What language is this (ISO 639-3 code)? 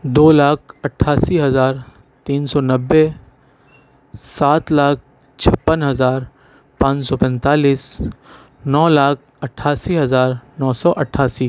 urd